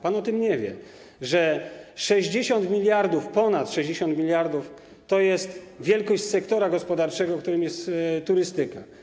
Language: Polish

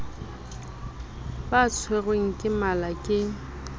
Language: Southern Sotho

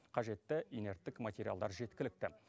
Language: Kazakh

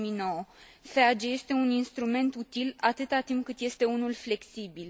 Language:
Romanian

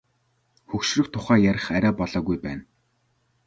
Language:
Mongolian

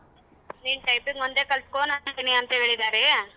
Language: Kannada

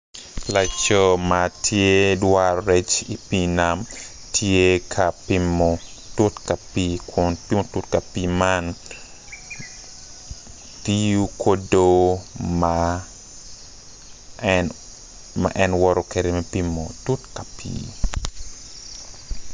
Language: Acoli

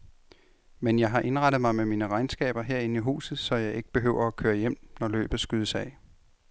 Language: Danish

